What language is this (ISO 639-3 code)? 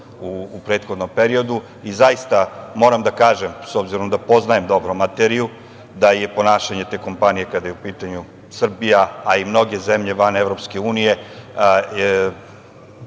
srp